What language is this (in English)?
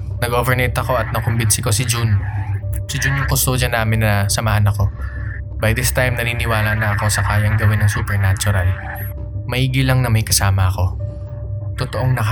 Filipino